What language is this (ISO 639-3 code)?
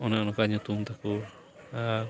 sat